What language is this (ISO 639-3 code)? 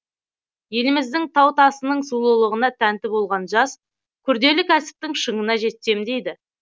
kaz